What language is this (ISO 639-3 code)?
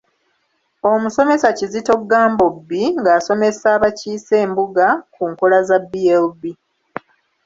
lug